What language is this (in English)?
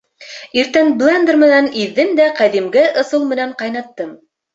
Bashkir